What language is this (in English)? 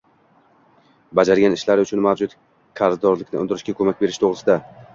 Uzbek